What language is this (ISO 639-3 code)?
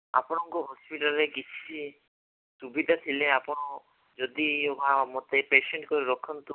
ori